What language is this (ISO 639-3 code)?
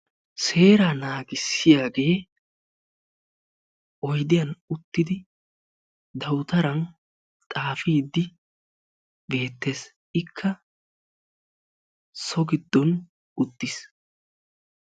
wal